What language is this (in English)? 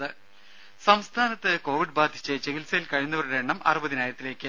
Malayalam